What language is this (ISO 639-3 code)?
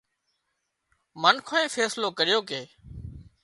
kxp